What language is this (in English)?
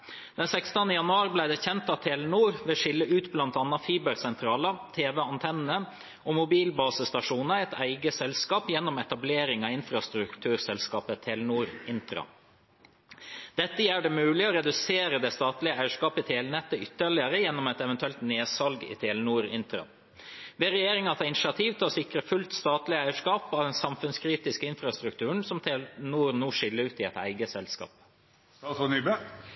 Norwegian Bokmål